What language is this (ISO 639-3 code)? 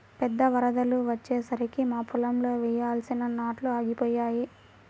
tel